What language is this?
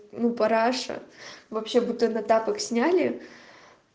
Russian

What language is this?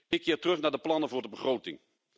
Dutch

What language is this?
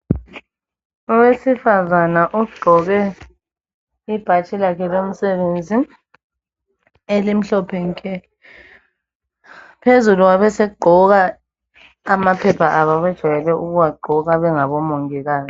North Ndebele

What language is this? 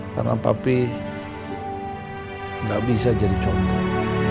Indonesian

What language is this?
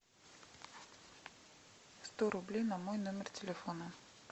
Russian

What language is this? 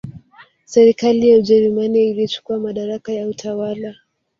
Swahili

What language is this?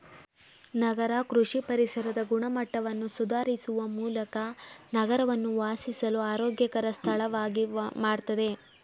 Kannada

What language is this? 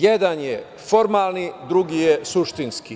Serbian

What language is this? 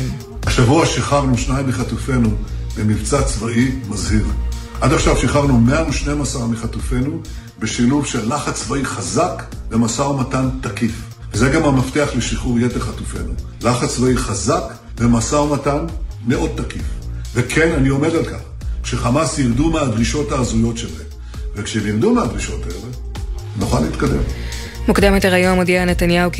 Hebrew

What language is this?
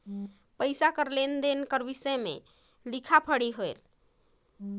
Chhattisgarhi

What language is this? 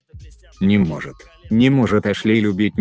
Russian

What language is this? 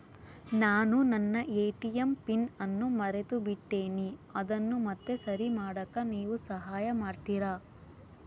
Kannada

